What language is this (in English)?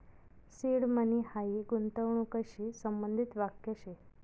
Marathi